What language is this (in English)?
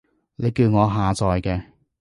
Cantonese